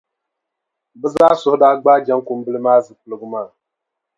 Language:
Dagbani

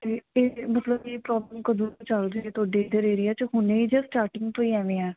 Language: Punjabi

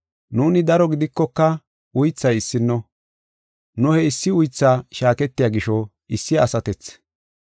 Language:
Gofa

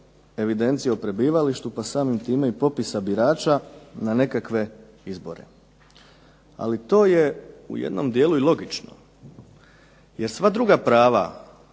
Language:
Croatian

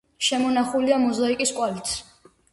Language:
Georgian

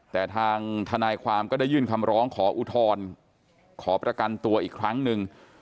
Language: Thai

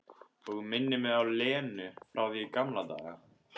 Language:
Icelandic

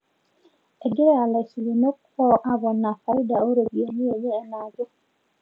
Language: Masai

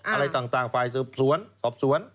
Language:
Thai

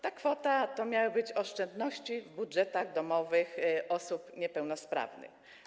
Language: Polish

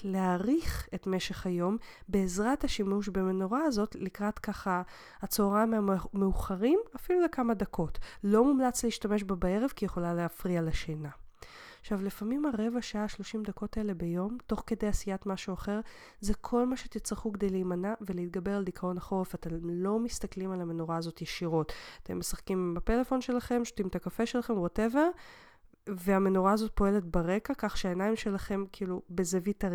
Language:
Hebrew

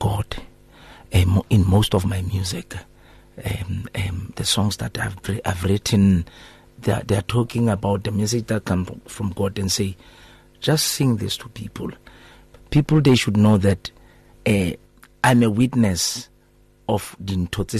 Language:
English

